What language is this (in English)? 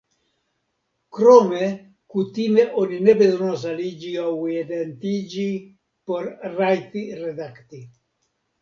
Esperanto